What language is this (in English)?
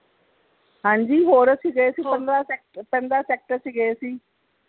Punjabi